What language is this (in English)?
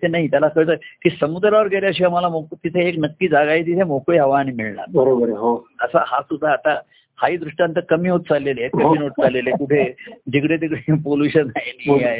Marathi